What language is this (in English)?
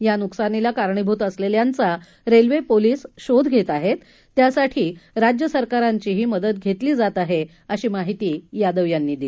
Marathi